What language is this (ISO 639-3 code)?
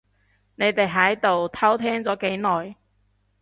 yue